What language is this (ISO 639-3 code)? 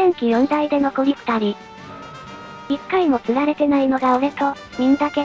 jpn